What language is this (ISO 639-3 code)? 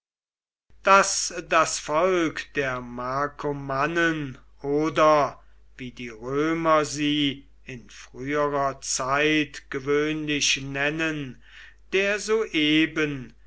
deu